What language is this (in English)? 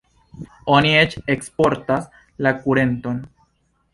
Esperanto